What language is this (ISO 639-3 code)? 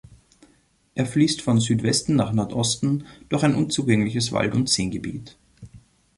deu